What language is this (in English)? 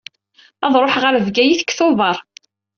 Kabyle